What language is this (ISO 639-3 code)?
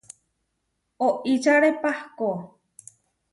var